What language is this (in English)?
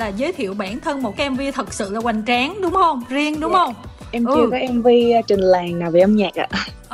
Vietnamese